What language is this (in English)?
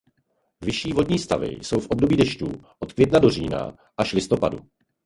Czech